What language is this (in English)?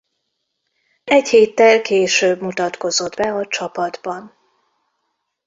Hungarian